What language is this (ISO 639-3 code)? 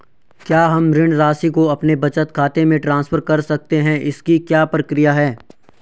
hin